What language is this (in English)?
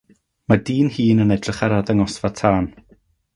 Welsh